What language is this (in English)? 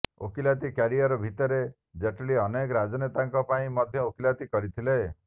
Odia